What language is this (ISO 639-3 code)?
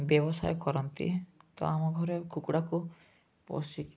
ori